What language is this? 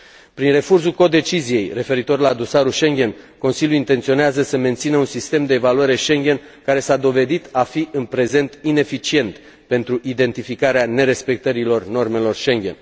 Romanian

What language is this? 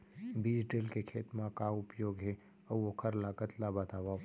Chhattisgarhi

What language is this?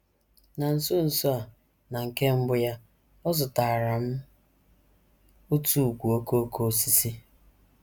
Igbo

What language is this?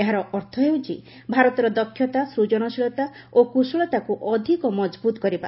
Odia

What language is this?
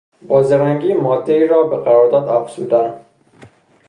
Persian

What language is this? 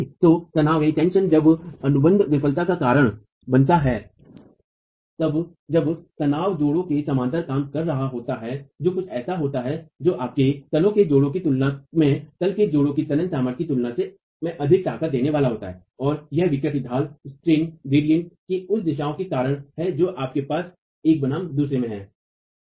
Hindi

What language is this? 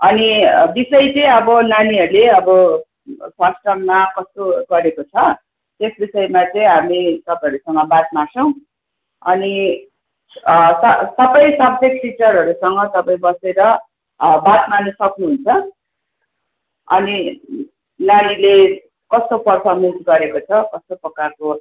Nepali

